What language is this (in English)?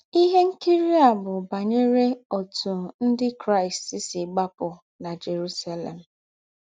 Igbo